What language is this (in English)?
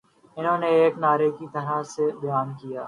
Urdu